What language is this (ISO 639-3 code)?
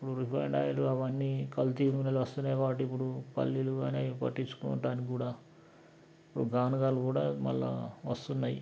tel